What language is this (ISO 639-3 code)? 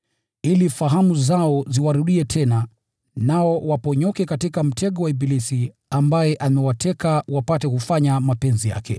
swa